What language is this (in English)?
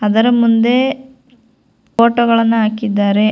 Kannada